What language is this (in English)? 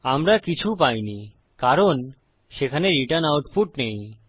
Bangla